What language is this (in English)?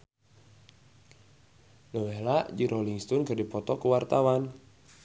Sundanese